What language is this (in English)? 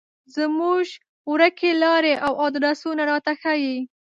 Pashto